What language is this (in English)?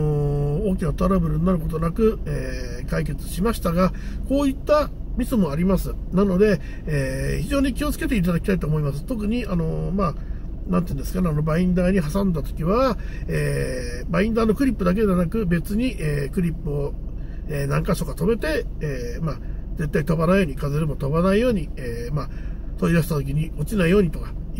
Japanese